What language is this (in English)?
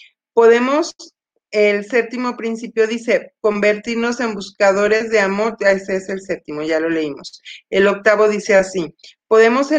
Spanish